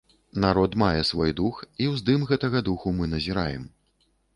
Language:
Belarusian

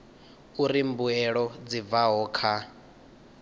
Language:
Venda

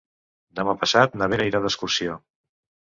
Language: Catalan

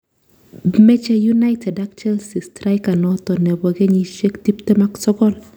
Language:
Kalenjin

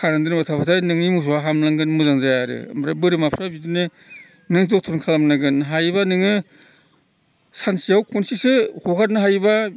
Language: Bodo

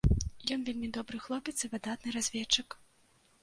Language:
Belarusian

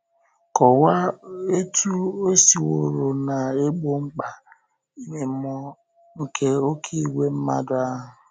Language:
Igbo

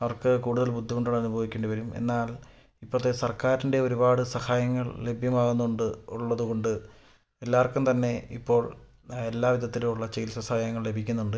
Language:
Malayalam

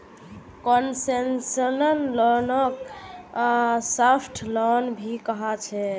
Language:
Magahi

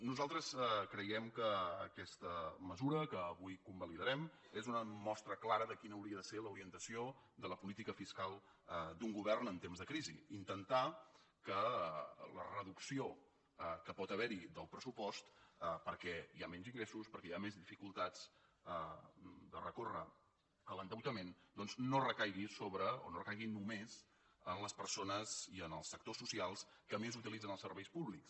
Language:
Catalan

